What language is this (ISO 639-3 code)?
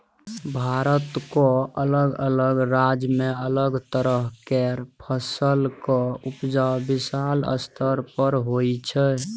mai